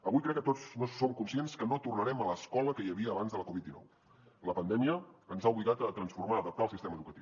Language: Catalan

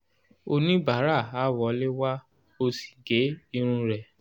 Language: Yoruba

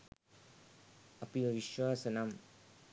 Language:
Sinhala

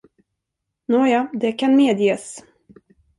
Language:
Swedish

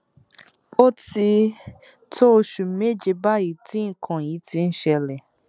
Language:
Yoruba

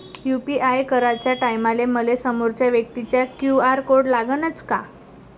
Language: Marathi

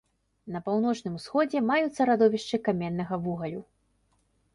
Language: Belarusian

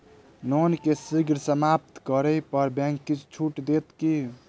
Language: Maithili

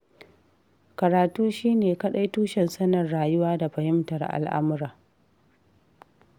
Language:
Hausa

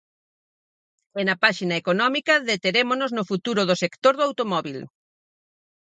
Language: Galician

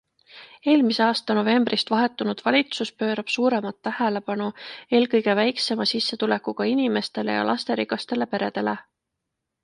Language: Estonian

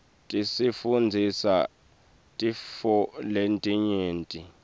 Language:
Swati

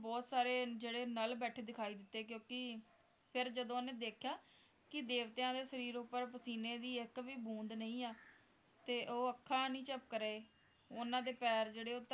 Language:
Punjabi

